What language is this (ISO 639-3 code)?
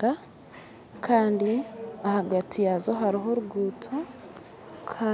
nyn